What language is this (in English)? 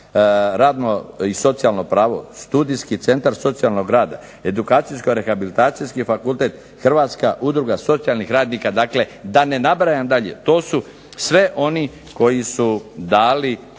Croatian